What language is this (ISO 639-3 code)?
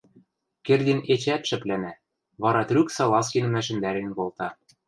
mrj